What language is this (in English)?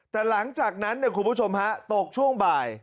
Thai